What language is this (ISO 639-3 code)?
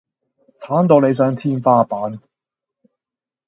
yue